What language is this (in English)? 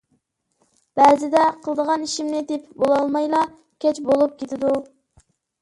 Uyghur